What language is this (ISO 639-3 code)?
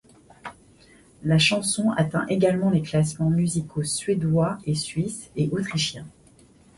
fra